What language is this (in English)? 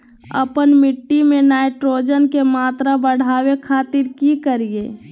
Magahi